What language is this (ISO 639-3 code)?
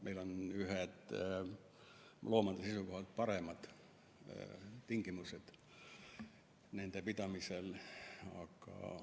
est